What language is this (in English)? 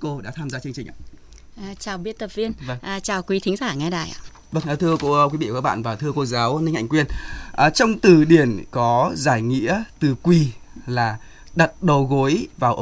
Vietnamese